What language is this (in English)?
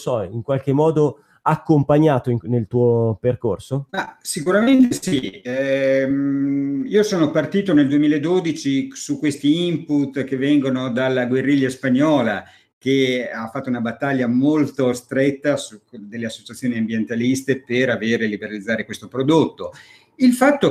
Italian